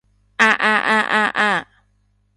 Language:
Cantonese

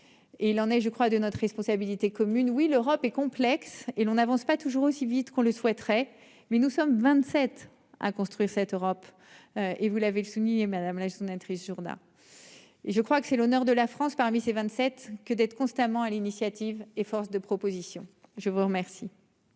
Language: French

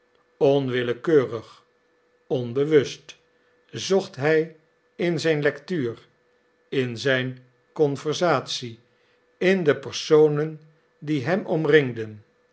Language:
Dutch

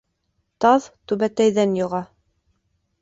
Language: Bashkir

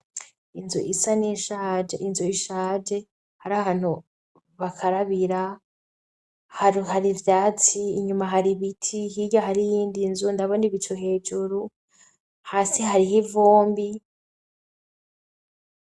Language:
Rundi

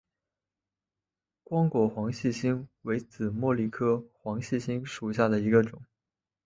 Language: Chinese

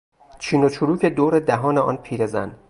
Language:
Persian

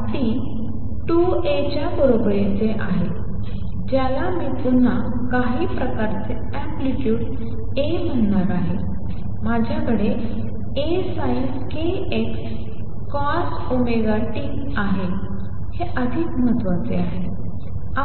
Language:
Marathi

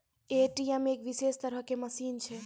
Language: Maithili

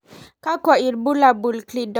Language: Masai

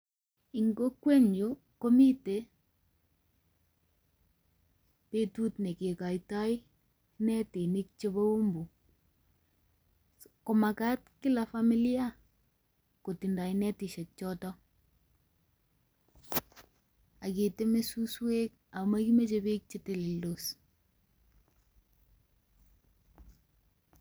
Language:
Kalenjin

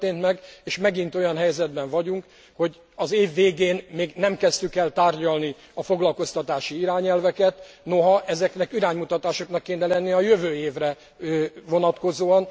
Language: Hungarian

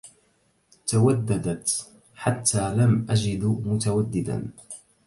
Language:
Arabic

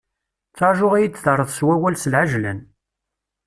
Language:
Kabyle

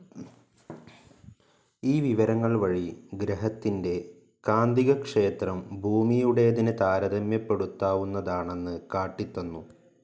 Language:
Malayalam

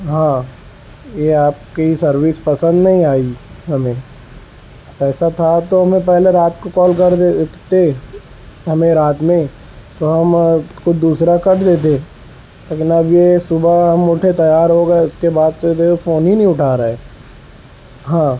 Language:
Urdu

